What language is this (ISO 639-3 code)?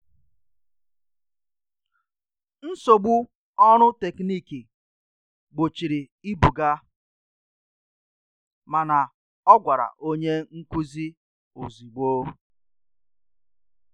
ibo